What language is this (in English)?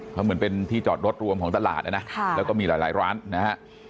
Thai